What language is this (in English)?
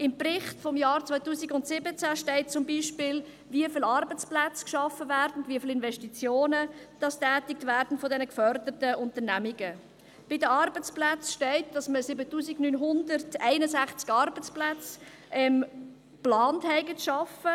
Swiss German